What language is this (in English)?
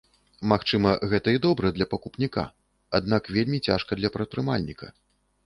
Belarusian